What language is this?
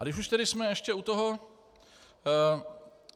Czech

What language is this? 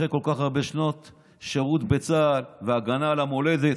Hebrew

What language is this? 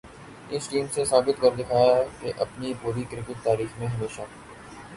Urdu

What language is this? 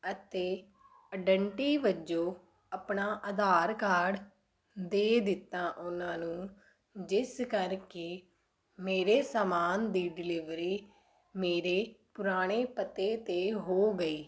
Punjabi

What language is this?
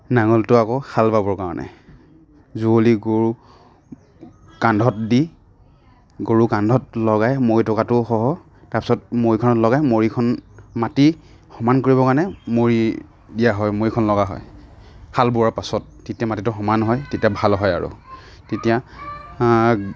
Assamese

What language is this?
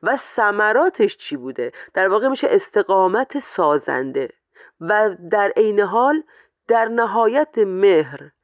Persian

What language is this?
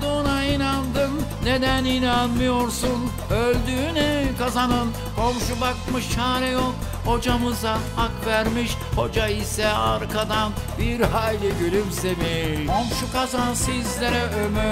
Turkish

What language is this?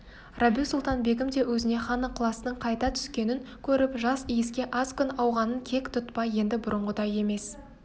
Kazakh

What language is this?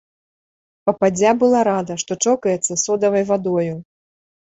Belarusian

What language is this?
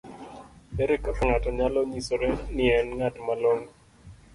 Luo (Kenya and Tanzania)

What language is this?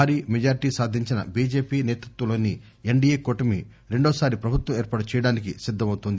Telugu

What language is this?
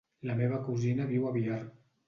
Catalan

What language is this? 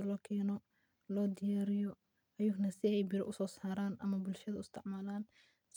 Somali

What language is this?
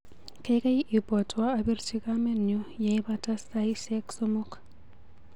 Kalenjin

